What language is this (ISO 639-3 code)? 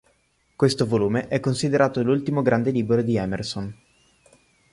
ita